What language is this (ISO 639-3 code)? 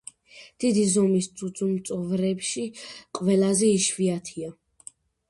kat